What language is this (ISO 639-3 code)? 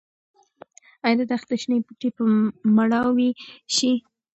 pus